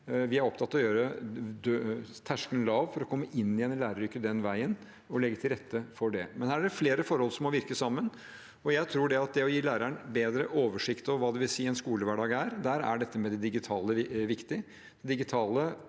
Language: Norwegian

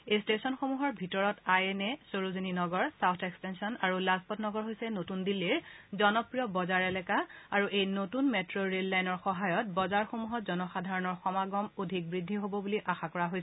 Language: Assamese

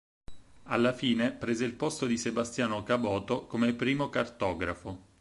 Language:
Italian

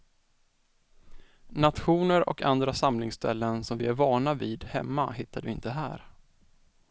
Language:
Swedish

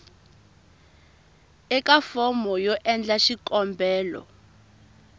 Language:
Tsonga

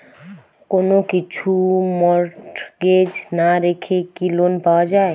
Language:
Bangla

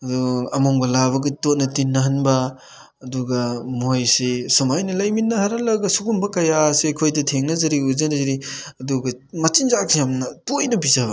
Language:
Manipuri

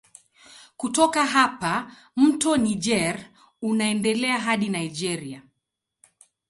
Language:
Swahili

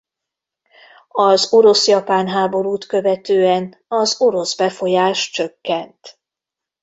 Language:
Hungarian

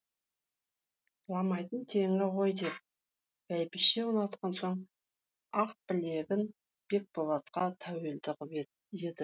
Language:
Kazakh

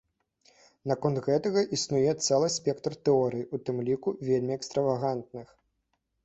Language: Belarusian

